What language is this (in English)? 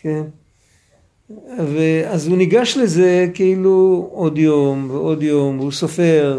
Hebrew